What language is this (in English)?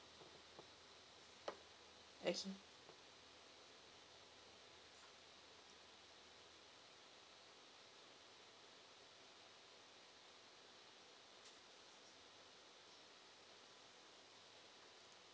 English